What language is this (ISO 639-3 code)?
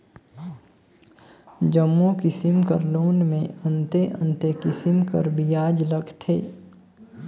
hne